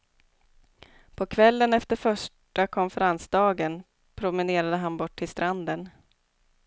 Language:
Swedish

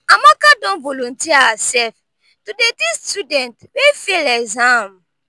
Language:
Nigerian Pidgin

